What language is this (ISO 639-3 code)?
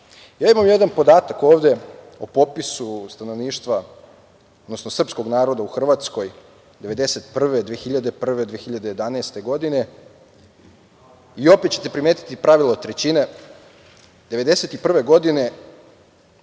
srp